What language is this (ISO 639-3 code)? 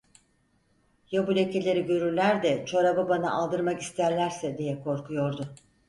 tur